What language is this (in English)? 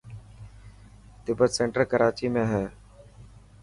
Dhatki